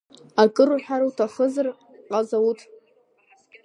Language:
Abkhazian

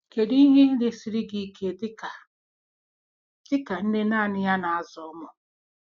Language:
Igbo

